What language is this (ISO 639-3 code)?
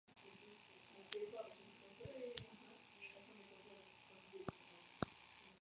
spa